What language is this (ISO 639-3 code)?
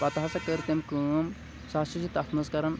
kas